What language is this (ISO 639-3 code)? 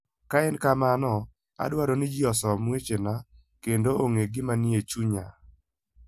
luo